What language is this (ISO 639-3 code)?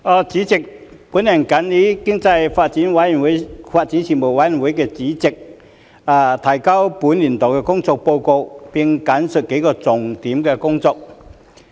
yue